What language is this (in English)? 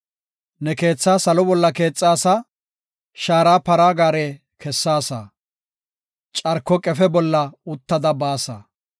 Gofa